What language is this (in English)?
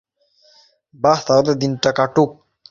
Bangla